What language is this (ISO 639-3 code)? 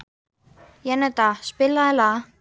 isl